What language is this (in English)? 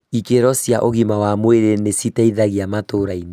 Kikuyu